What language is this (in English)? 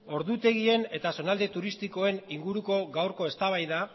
Basque